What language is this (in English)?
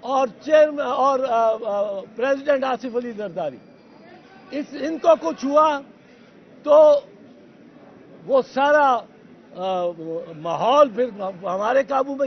Turkish